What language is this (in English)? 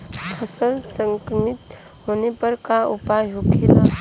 Bhojpuri